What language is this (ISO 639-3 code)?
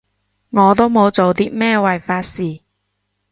yue